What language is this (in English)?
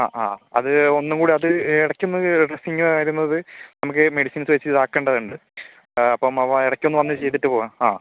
Malayalam